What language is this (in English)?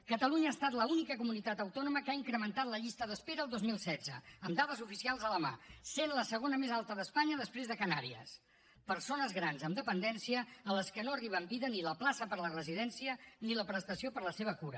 Catalan